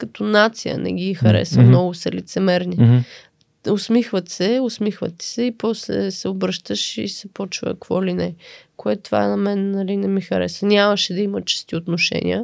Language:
Bulgarian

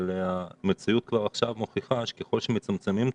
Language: Hebrew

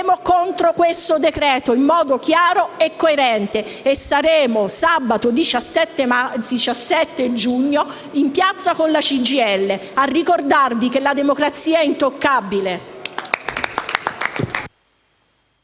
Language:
Italian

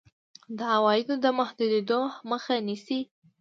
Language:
Pashto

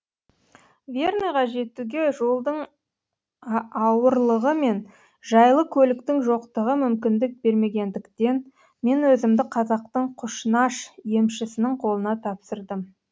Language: Kazakh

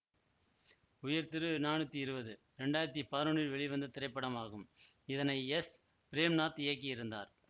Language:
Tamil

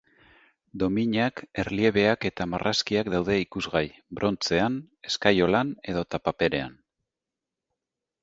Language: Basque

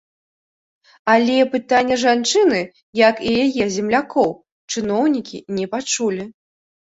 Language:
Belarusian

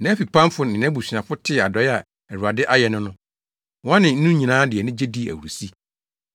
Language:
Akan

